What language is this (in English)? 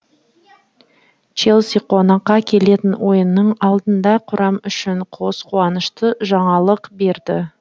Kazakh